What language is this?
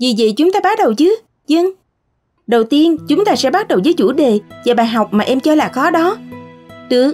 Vietnamese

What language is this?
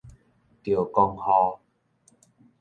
Min Nan Chinese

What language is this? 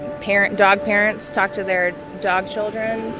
English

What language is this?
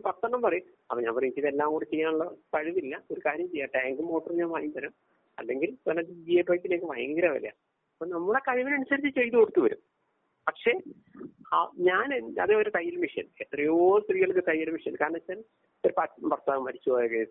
Malayalam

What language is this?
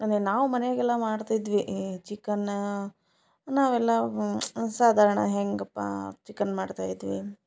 Kannada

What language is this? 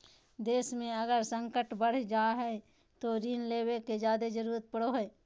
Magahi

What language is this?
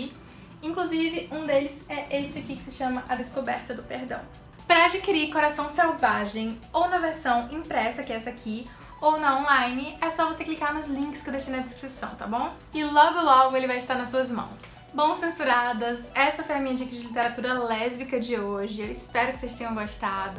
Portuguese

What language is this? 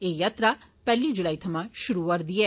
Dogri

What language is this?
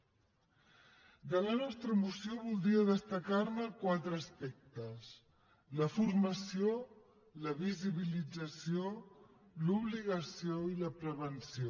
Catalan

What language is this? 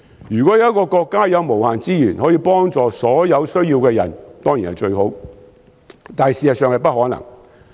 Cantonese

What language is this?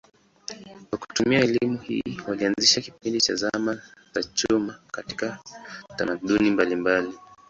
Swahili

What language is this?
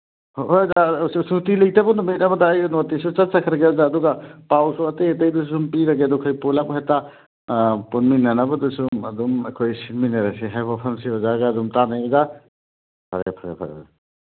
Manipuri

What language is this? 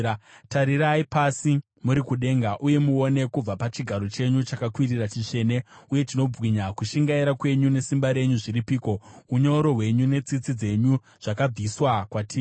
Shona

